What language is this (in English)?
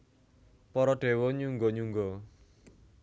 Javanese